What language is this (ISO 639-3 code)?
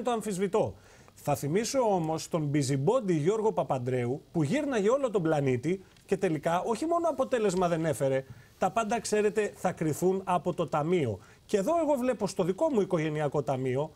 ell